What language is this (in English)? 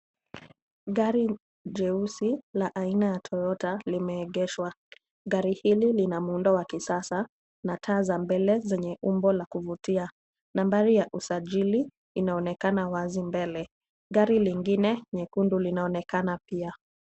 Swahili